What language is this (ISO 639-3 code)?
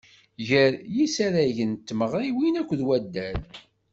kab